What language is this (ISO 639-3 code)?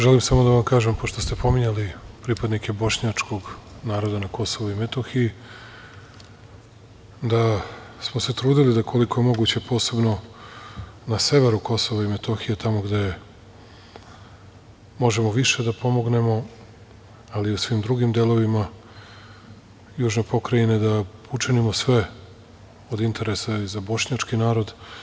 srp